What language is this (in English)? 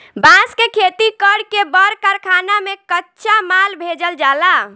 Bhojpuri